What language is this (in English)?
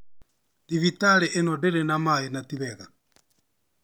Kikuyu